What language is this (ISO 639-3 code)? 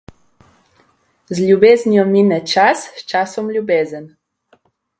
slv